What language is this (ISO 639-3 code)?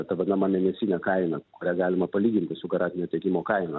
lit